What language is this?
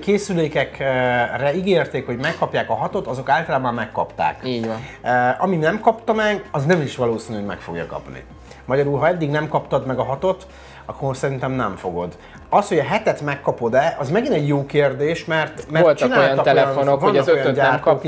Hungarian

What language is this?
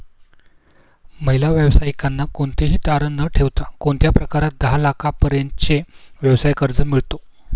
Marathi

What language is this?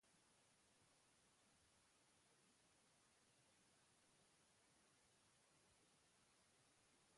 Basque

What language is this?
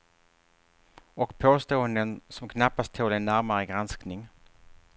Swedish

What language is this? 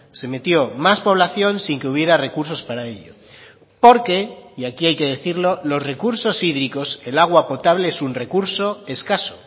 Spanish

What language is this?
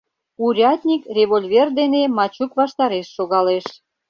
Mari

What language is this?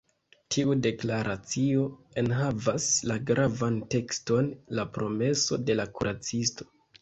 Esperanto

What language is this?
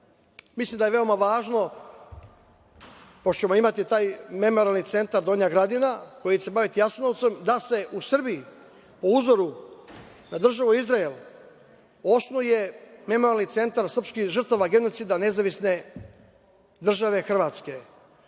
Serbian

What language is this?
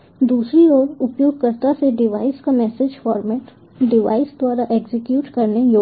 Hindi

